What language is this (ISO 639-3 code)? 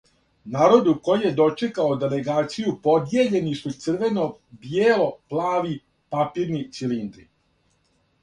srp